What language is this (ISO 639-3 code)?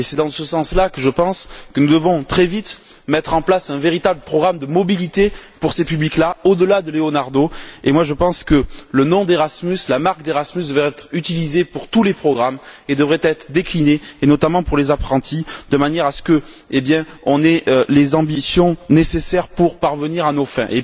fra